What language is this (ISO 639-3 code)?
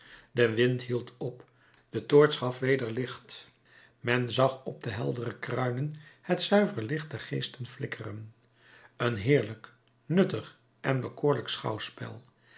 nld